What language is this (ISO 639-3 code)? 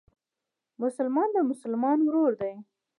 pus